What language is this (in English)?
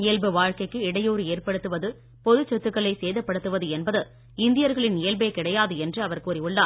Tamil